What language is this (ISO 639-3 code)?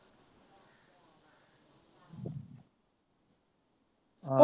pan